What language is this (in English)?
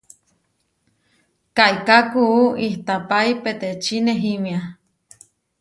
Huarijio